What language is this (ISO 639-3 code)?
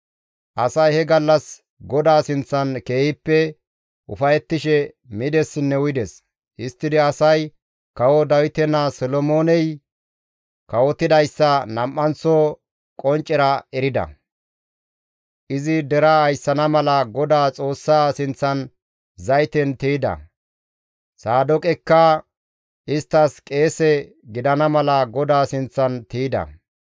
gmv